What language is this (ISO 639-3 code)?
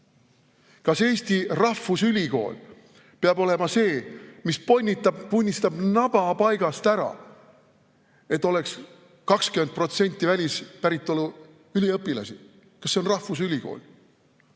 est